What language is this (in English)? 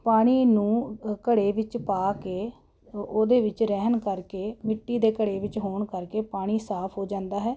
Punjabi